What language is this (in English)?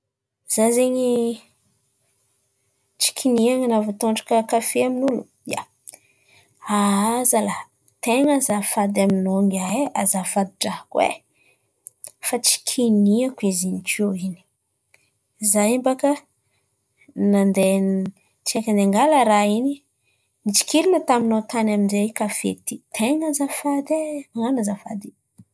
Antankarana Malagasy